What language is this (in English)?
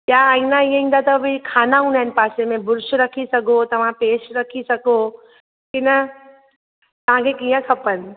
Sindhi